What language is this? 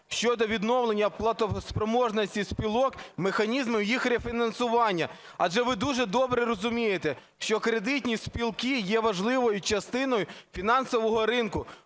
Ukrainian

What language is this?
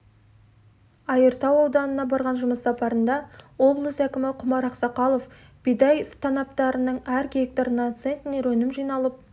Kazakh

